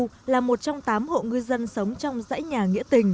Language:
Vietnamese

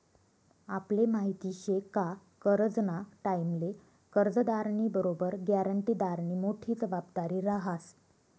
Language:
Marathi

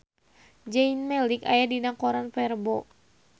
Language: Sundanese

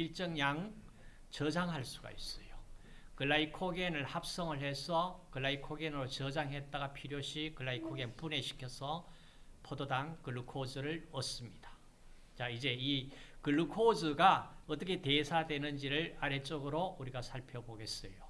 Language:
Korean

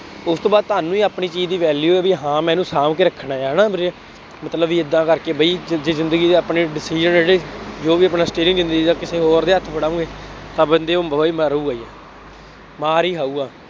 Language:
Punjabi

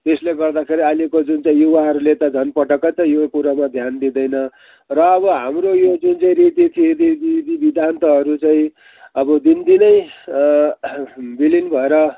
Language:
Nepali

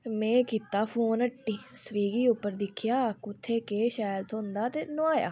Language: Dogri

